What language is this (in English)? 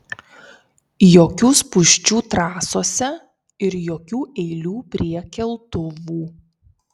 Lithuanian